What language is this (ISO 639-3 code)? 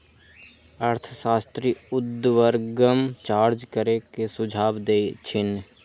mag